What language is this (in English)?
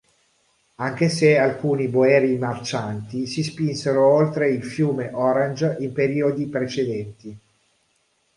Italian